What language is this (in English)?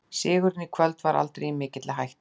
Icelandic